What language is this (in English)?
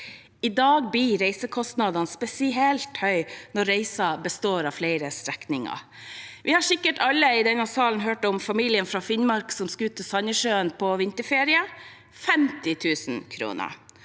Norwegian